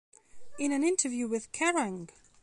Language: English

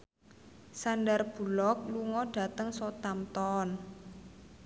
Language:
Javanese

